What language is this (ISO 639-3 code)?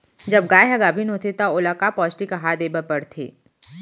hne